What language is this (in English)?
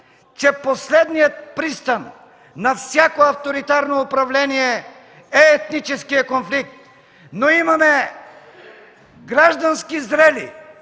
Bulgarian